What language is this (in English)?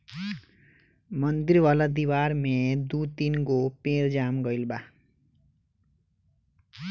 Bhojpuri